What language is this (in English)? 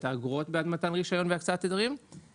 Hebrew